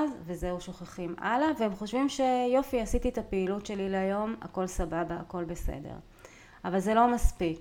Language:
Hebrew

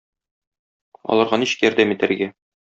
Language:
Tatar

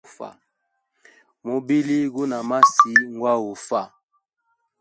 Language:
Hemba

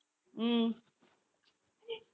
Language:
Tamil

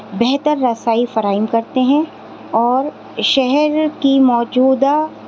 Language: Urdu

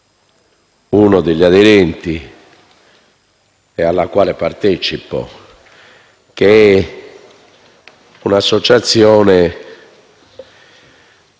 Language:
Italian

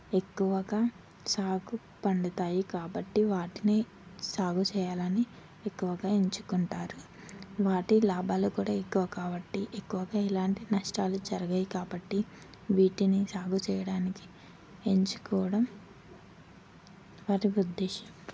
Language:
Telugu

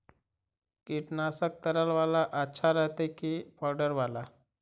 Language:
Magahi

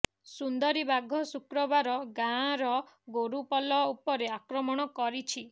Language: Odia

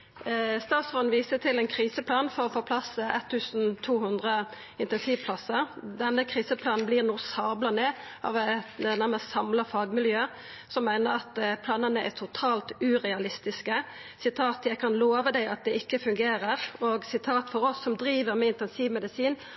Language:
Norwegian Nynorsk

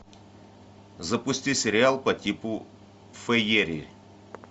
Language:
Russian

